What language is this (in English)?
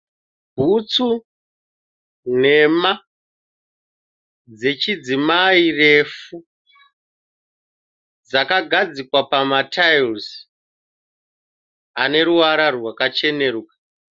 Shona